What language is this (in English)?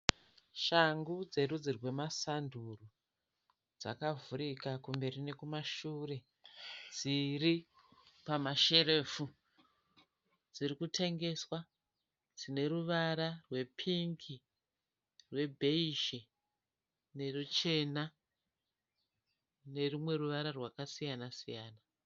Shona